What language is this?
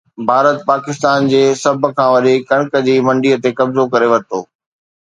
Sindhi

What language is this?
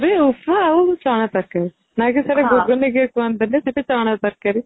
Odia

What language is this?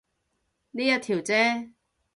Cantonese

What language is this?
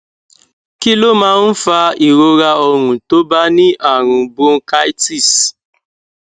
Yoruba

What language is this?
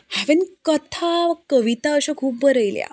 Konkani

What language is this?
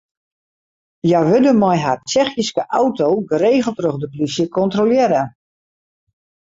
Western Frisian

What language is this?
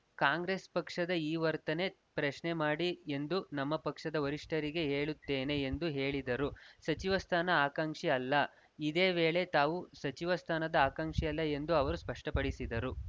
Kannada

